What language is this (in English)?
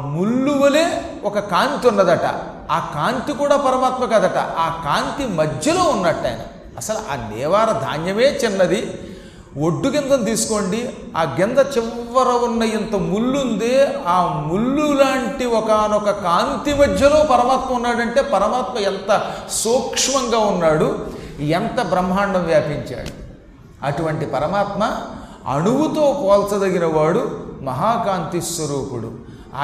Telugu